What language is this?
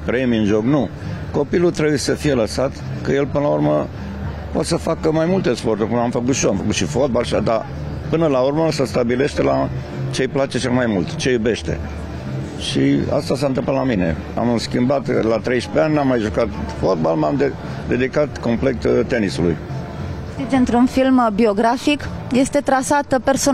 Romanian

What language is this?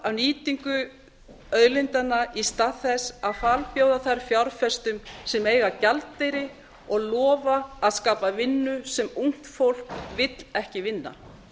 Icelandic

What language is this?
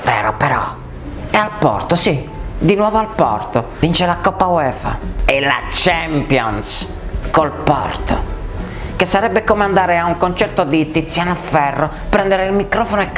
Italian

